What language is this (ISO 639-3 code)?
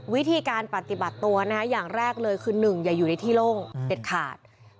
tha